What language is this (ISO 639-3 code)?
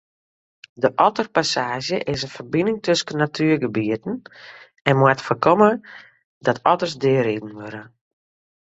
fry